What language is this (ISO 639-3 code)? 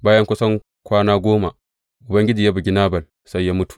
hau